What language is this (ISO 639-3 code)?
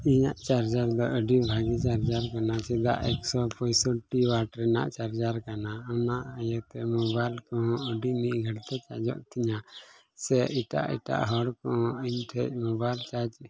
sat